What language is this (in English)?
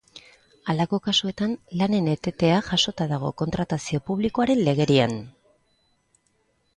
Basque